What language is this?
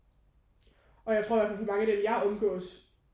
Danish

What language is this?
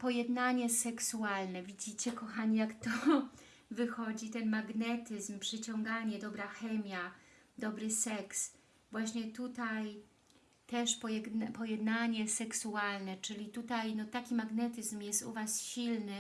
Polish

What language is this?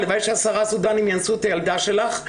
Hebrew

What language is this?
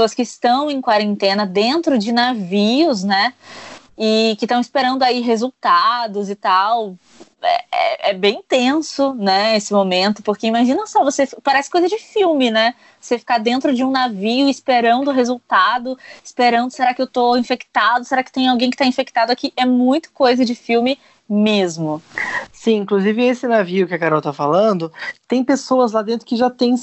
Portuguese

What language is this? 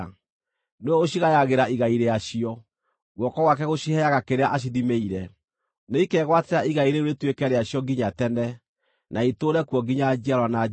Kikuyu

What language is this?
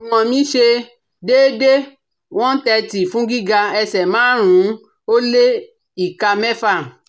Yoruba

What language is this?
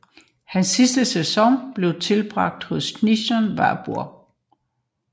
Danish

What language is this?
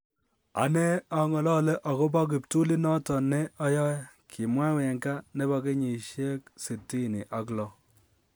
Kalenjin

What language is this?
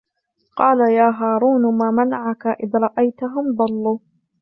Arabic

